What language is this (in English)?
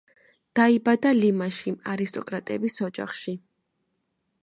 Georgian